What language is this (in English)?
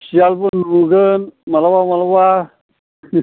Bodo